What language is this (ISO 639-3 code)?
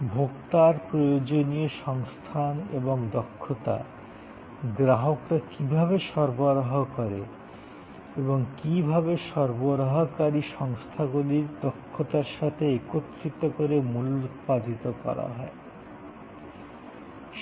ben